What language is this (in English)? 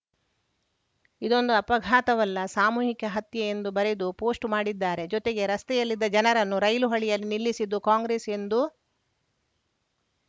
Kannada